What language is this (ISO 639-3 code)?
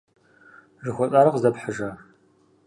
kbd